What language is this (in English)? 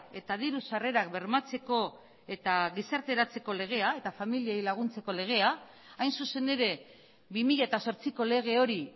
Basque